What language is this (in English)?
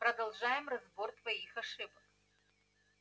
Russian